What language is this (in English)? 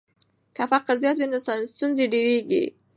Pashto